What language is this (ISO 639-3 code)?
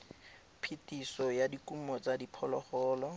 tsn